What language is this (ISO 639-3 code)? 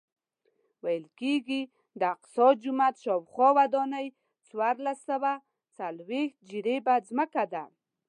pus